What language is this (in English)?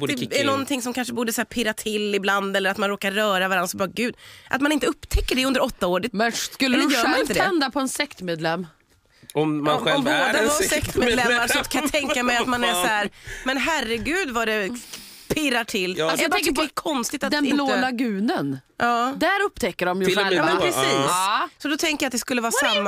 Swedish